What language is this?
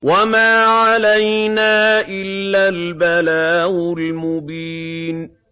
Arabic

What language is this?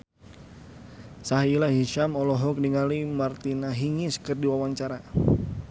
Sundanese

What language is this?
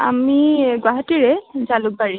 Assamese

